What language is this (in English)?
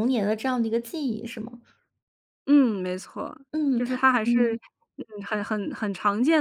Chinese